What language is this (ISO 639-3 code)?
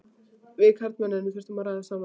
isl